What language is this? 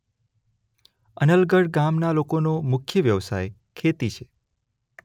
Gujarati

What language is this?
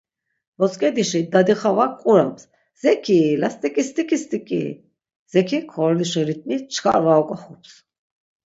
Laz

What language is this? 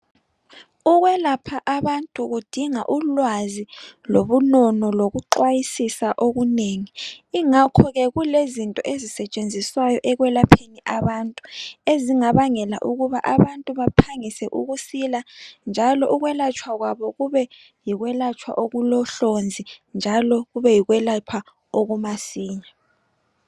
North Ndebele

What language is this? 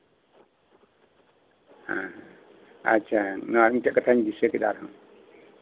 Santali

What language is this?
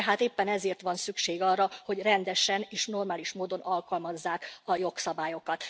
Hungarian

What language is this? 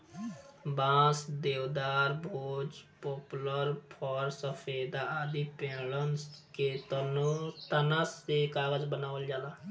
Bhojpuri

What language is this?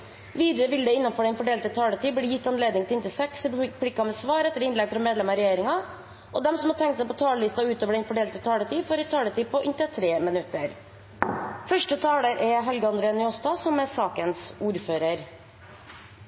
Norwegian Nynorsk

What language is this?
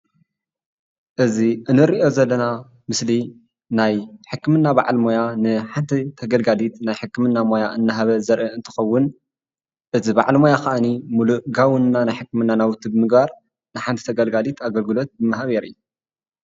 Tigrinya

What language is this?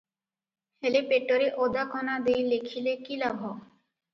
Odia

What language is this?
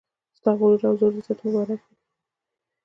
Pashto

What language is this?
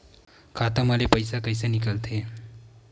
Chhattisgarhi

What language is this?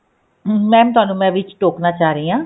Punjabi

